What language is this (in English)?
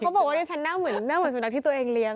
Thai